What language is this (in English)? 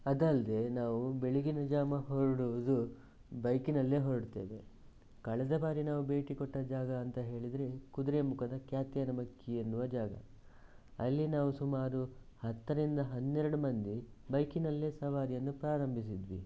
Kannada